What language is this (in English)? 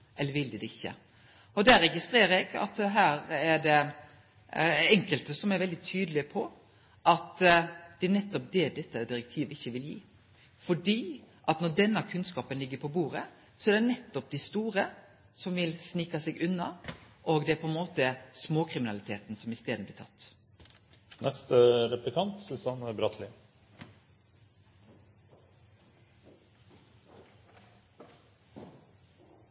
Norwegian Nynorsk